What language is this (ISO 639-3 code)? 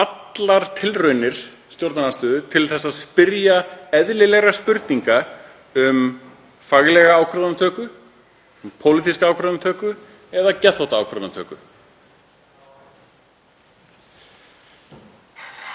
isl